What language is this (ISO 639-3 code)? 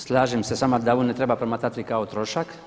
hrv